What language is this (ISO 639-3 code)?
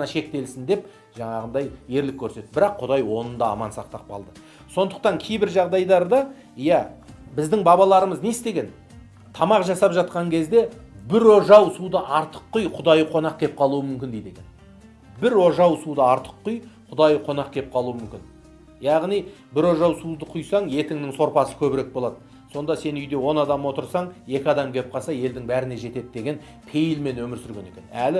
tur